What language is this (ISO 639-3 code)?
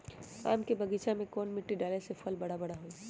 mag